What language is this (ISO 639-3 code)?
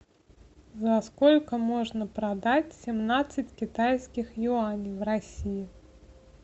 rus